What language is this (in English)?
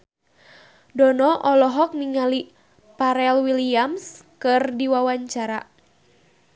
Sundanese